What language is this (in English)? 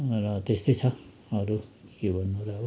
Nepali